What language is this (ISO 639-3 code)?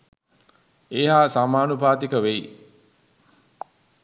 sin